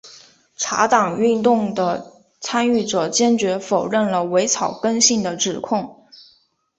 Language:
Chinese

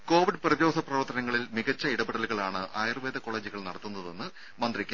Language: Malayalam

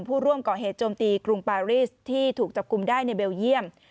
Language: Thai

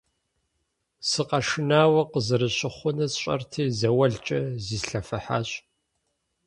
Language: Kabardian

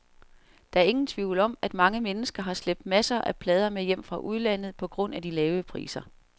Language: Danish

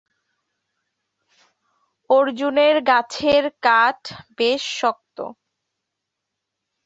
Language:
Bangla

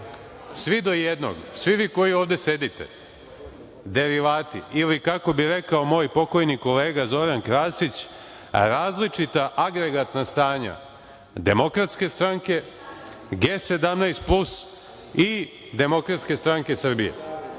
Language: Serbian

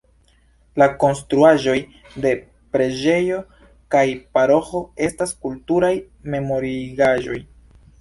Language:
Esperanto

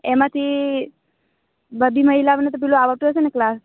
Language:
Gujarati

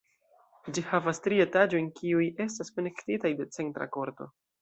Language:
Esperanto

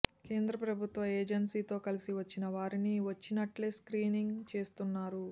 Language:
Telugu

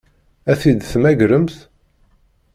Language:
Kabyle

